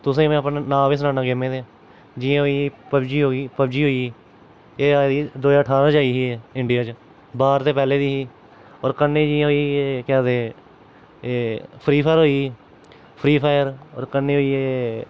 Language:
Dogri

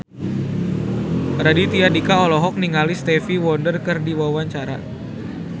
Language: Sundanese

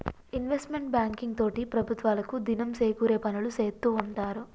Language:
Telugu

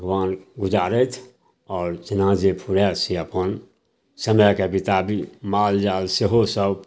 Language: Maithili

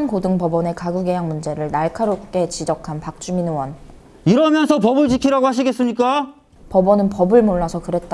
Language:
Korean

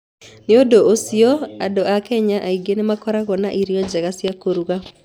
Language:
Kikuyu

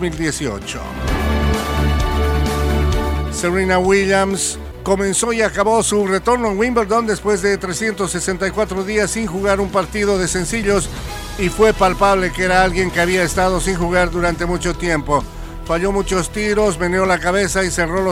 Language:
Spanish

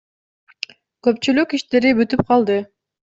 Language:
Kyrgyz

